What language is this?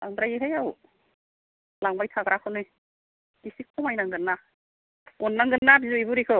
Bodo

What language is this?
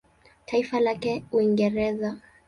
Swahili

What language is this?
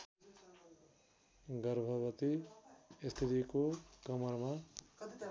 Nepali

